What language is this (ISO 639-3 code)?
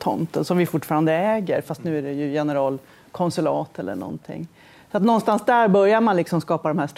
swe